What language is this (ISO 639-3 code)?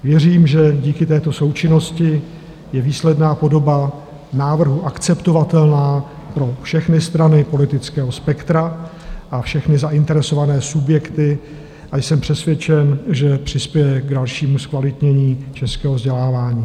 ces